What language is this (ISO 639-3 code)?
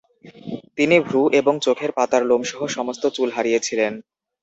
ben